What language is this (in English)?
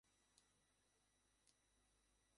Bangla